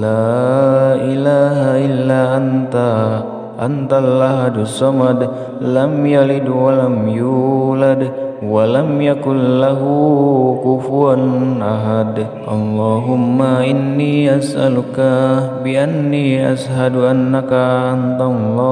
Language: Indonesian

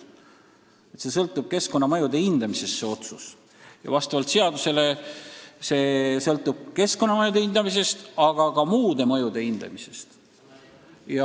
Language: Estonian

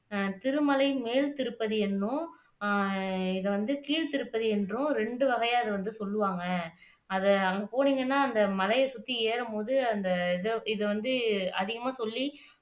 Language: Tamil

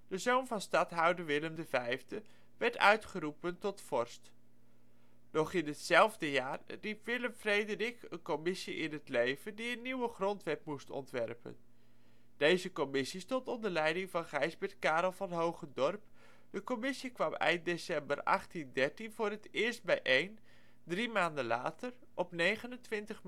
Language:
Dutch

